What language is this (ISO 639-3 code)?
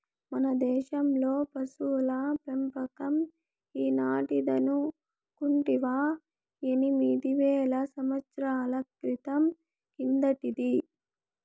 tel